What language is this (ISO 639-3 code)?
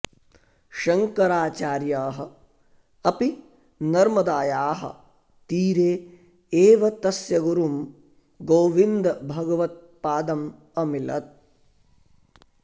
san